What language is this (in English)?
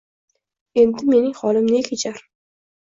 Uzbek